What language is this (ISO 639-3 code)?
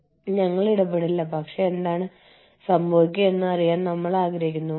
mal